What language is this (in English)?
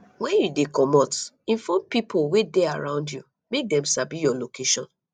Nigerian Pidgin